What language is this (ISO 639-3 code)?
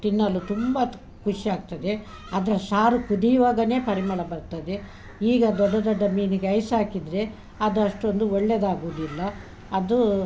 kan